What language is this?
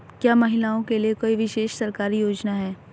Hindi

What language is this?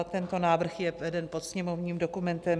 Czech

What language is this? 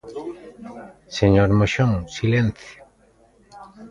Galician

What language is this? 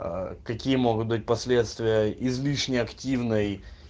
Russian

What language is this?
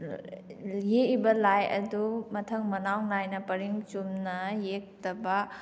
Manipuri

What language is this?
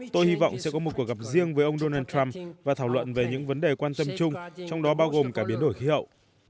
Vietnamese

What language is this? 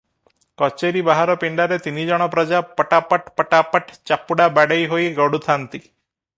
Odia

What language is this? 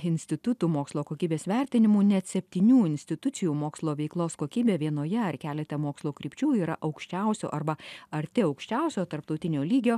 Lithuanian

